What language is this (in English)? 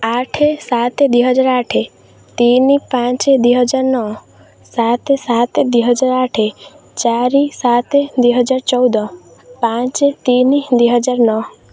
Odia